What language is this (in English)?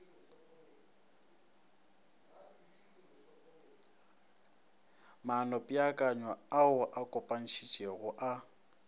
Northern Sotho